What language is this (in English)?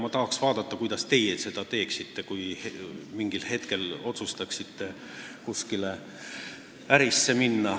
Estonian